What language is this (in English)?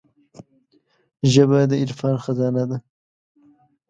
Pashto